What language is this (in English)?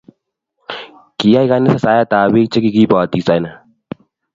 Kalenjin